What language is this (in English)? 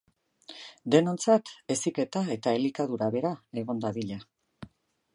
Basque